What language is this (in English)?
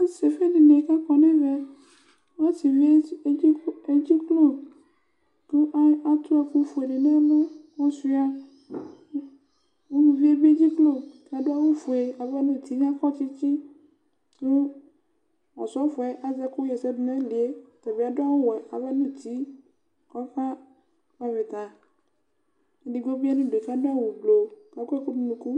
Ikposo